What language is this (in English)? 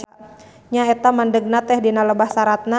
Sundanese